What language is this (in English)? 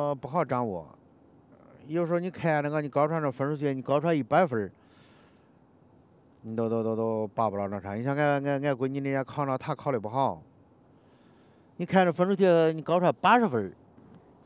Chinese